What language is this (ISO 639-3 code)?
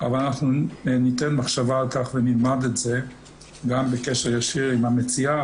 heb